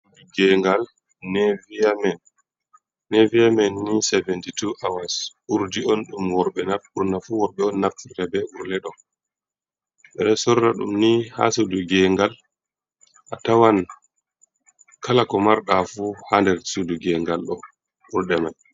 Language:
Fula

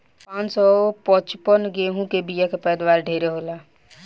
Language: Bhojpuri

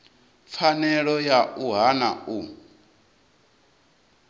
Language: Venda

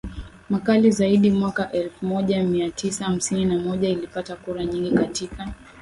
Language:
Swahili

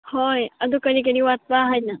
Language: Manipuri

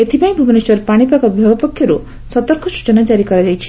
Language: Odia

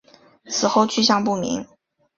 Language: Chinese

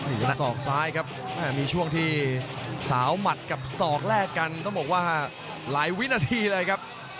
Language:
Thai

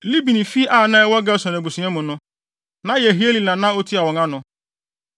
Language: Akan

